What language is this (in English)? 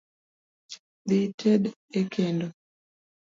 Luo (Kenya and Tanzania)